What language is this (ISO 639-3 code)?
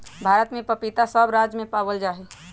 mag